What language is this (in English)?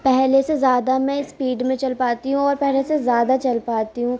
Urdu